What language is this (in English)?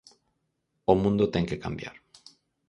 Galician